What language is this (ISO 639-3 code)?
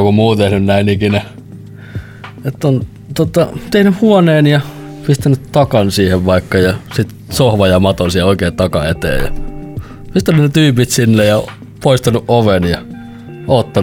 fin